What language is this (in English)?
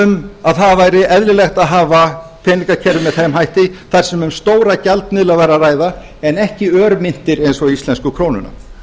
Icelandic